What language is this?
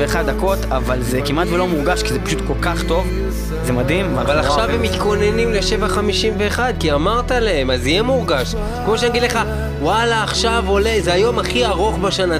Hebrew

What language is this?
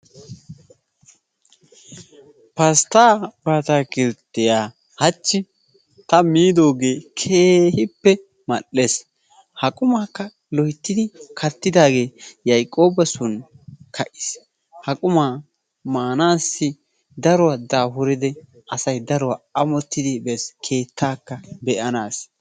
Wolaytta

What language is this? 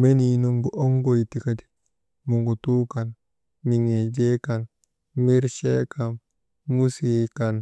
Maba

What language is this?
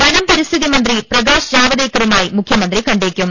Malayalam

